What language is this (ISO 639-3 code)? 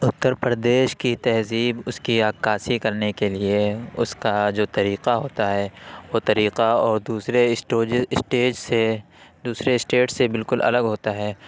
urd